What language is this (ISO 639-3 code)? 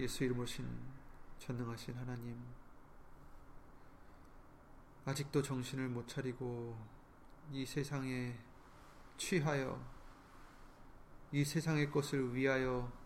kor